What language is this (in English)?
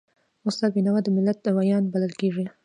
Pashto